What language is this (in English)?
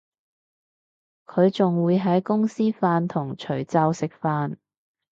Cantonese